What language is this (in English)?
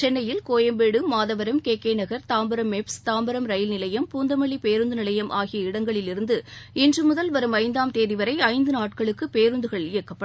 Tamil